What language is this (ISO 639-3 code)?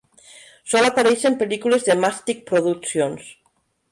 cat